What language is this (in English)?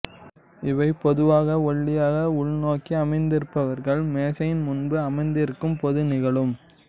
Tamil